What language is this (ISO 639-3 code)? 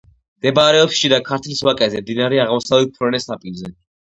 kat